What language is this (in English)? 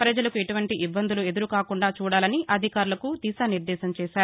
Telugu